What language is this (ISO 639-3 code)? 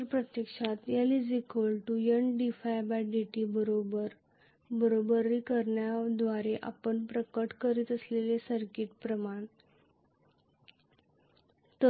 mar